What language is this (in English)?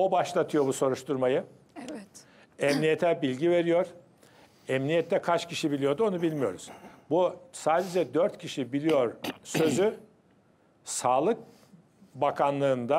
Turkish